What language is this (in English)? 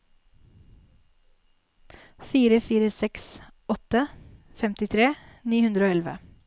Norwegian